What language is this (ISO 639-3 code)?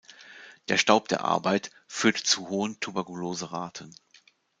deu